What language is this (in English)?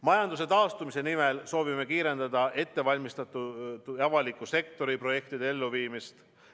Estonian